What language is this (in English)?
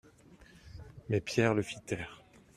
French